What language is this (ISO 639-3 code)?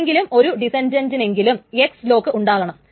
mal